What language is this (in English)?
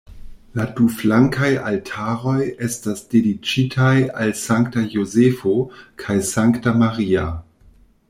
Esperanto